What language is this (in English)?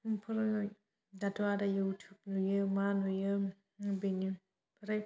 Bodo